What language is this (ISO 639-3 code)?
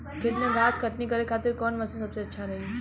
bho